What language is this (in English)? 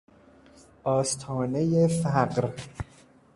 Persian